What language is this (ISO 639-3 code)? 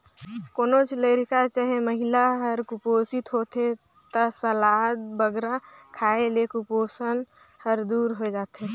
hne